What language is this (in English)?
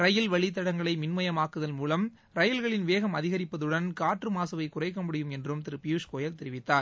Tamil